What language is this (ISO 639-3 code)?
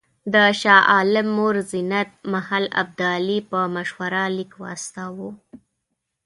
pus